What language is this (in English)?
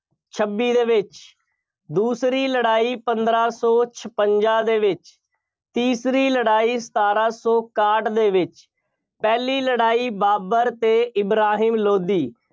Punjabi